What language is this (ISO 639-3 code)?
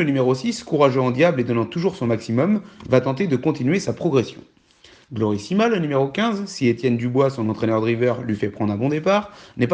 fra